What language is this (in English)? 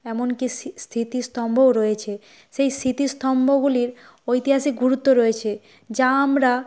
Bangla